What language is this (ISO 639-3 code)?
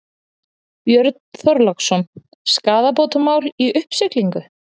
isl